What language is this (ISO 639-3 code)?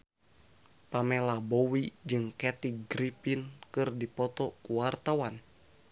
sun